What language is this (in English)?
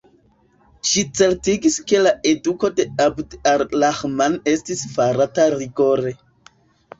Esperanto